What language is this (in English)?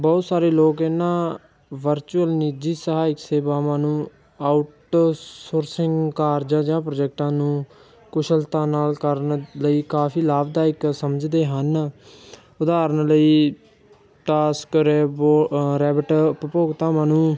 Punjabi